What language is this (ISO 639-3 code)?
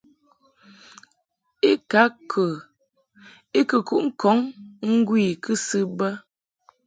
mhk